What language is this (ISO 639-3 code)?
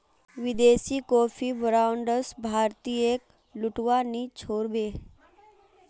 mag